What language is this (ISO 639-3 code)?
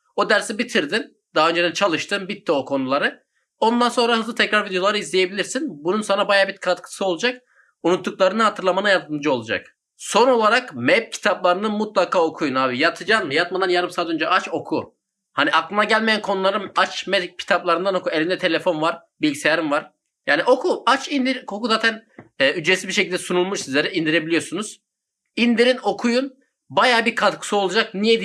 tur